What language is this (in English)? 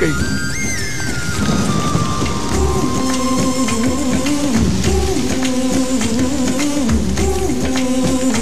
Arabic